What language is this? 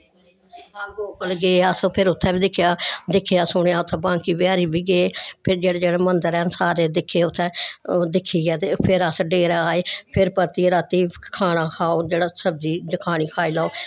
Dogri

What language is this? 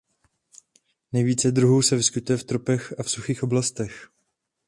Czech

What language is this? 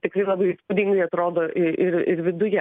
Lithuanian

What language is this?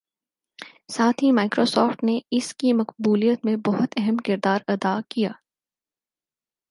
Urdu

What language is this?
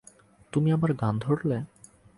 Bangla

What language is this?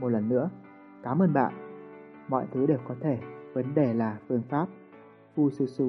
Vietnamese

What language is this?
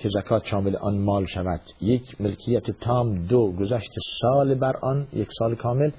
Persian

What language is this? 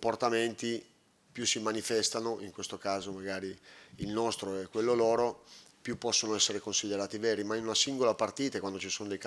Italian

